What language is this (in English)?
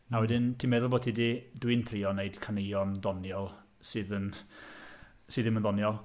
Welsh